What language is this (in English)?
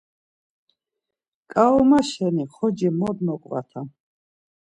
Laz